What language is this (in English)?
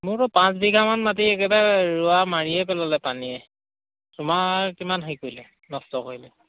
Assamese